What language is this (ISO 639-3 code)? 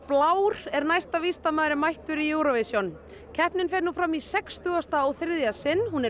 isl